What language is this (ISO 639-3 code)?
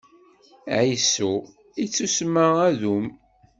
kab